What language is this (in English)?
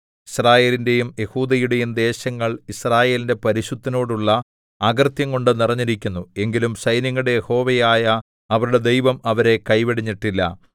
Malayalam